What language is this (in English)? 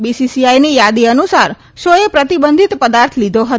Gujarati